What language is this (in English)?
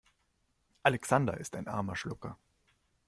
German